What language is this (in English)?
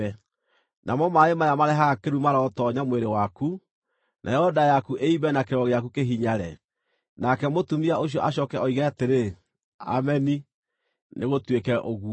Kikuyu